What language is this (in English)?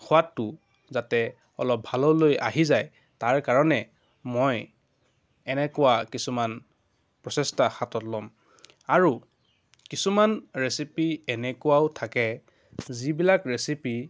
Assamese